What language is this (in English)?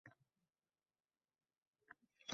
Uzbek